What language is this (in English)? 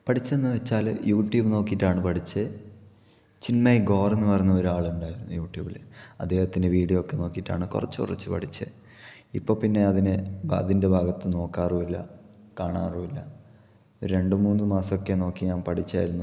Malayalam